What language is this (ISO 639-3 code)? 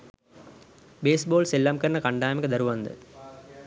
sin